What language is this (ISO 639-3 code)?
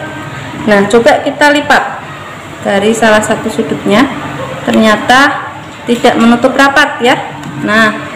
ind